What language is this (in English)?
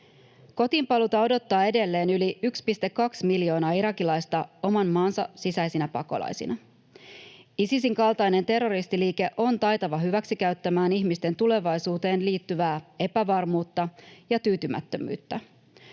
Finnish